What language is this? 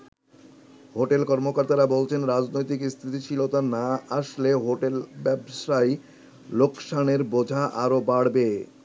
Bangla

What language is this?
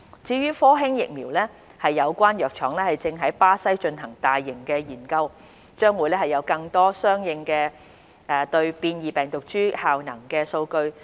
Cantonese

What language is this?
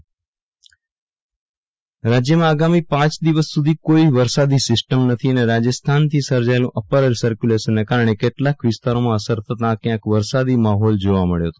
Gujarati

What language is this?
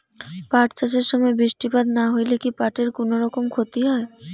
Bangla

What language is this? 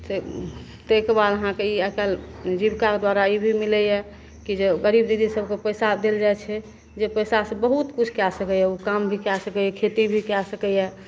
Maithili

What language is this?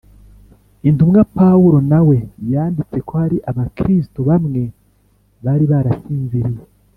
Kinyarwanda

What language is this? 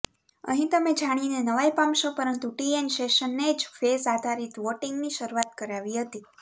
Gujarati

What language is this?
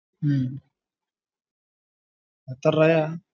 Malayalam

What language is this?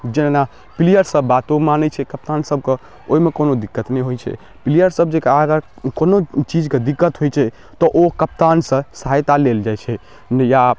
Maithili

